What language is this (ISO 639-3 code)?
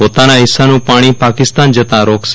guj